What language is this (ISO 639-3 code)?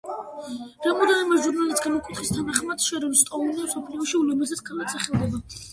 kat